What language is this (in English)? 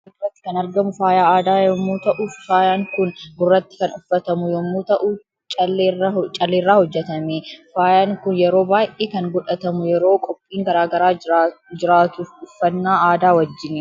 Oromo